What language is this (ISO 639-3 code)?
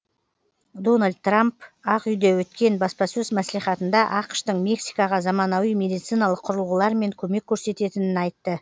kaz